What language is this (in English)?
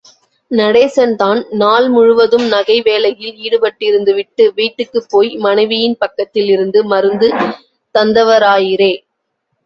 Tamil